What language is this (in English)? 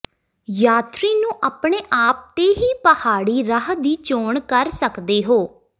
Punjabi